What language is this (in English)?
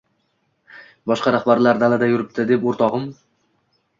Uzbek